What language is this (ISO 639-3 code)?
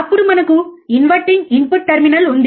tel